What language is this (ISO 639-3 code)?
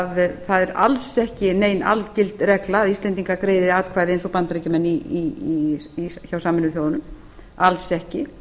isl